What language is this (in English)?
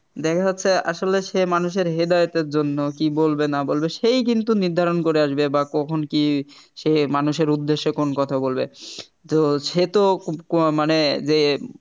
Bangla